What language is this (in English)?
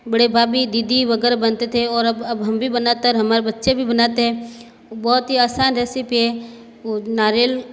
Hindi